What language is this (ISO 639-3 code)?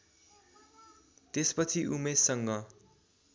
nep